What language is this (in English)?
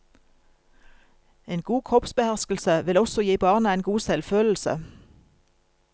Norwegian